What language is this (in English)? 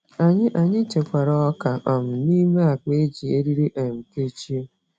Igbo